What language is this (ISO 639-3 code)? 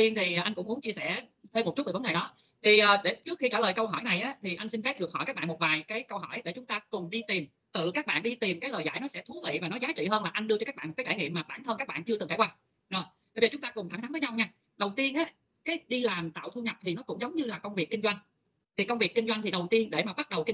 vie